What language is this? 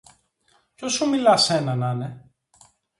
Greek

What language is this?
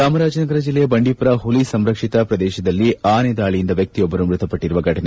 Kannada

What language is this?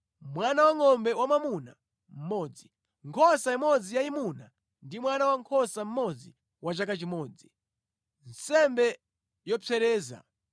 Nyanja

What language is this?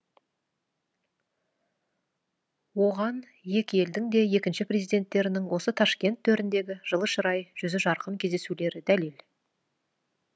Kazakh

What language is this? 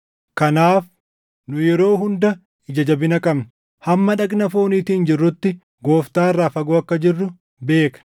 Oromo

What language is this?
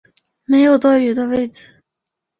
Chinese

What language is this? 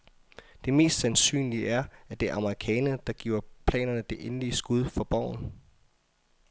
Danish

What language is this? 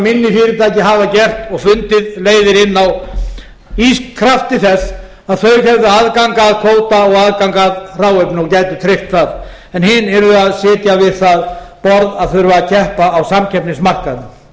Icelandic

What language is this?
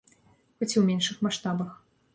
Belarusian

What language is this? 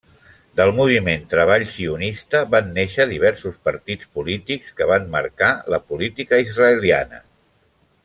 Catalan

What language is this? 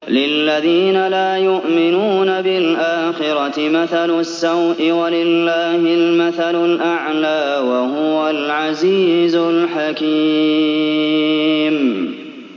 Arabic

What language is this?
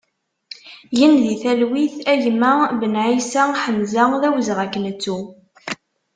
Kabyle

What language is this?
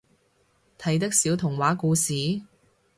Cantonese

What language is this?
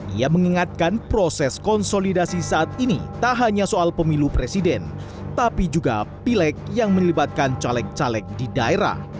Indonesian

